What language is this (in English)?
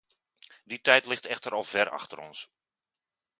Dutch